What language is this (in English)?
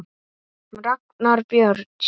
Icelandic